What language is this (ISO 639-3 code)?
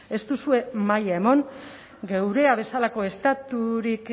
eus